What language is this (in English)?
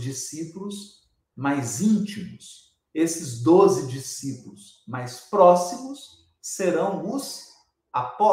Portuguese